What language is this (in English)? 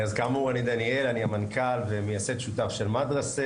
Hebrew